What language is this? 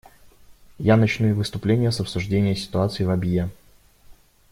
Russian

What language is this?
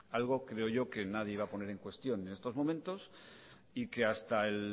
Spanish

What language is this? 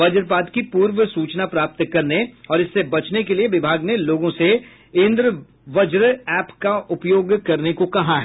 Hindi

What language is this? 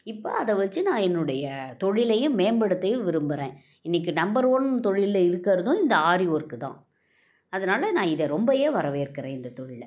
Tamil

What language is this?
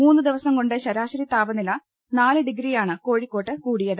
Malayalam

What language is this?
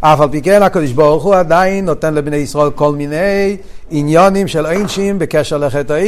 Hebrew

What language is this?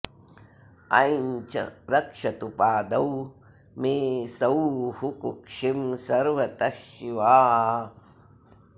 Sanskrit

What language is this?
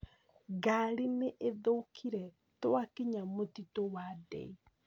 Kikuyu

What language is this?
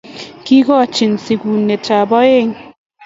Kalenjin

